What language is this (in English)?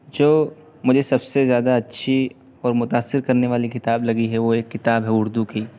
Urdu